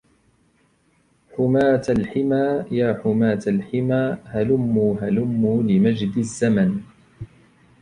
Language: Arabic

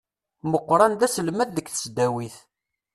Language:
Kabyle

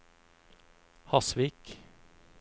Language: Norwegian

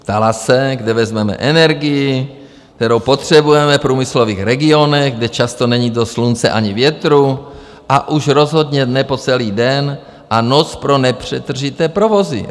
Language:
Czech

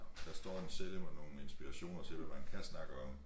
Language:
Danish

